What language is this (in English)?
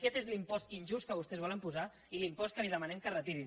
Catalan